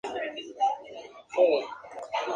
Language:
Spanish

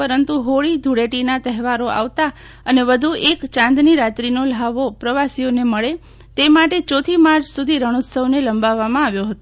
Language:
Gujarati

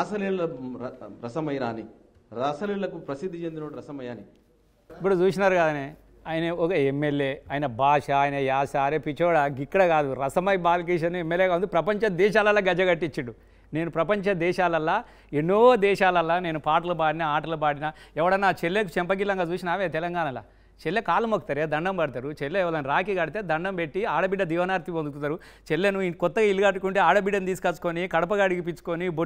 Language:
Telugu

